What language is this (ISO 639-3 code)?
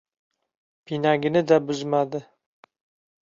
uzb